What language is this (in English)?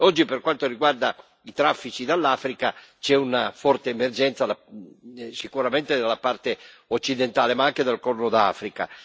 Italian